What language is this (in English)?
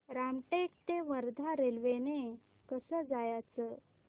Marathi